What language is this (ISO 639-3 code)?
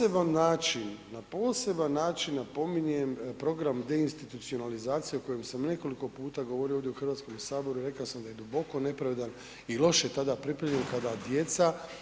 hrv